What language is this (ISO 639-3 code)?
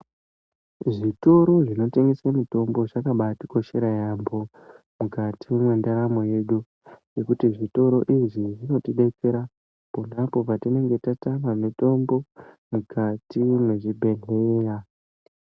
ndc